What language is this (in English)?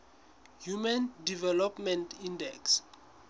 Southern Sotho